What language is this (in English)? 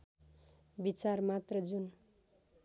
Nepali